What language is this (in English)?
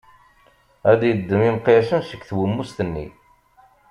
Kabyle